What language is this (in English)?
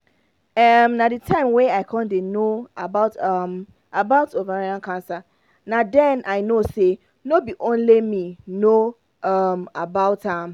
Nigerian Pidgin